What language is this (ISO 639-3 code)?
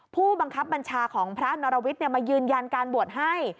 tha